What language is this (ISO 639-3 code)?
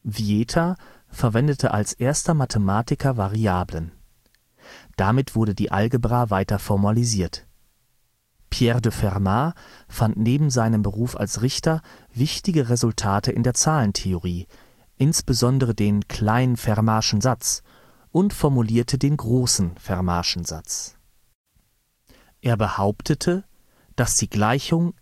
deu